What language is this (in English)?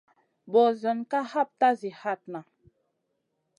Masana